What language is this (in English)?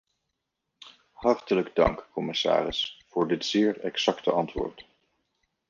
Dutch